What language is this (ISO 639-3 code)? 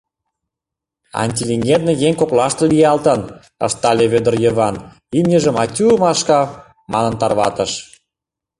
chm